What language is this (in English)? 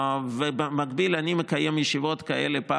Hebrew